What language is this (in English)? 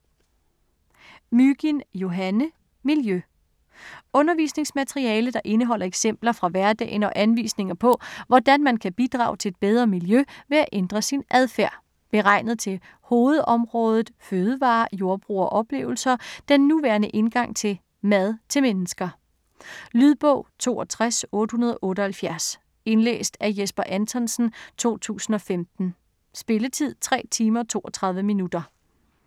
Danish